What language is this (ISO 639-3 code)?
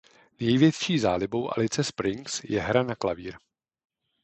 ces